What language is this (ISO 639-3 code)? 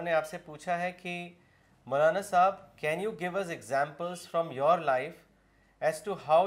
urd